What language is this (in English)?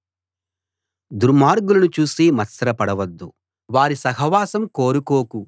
Telugu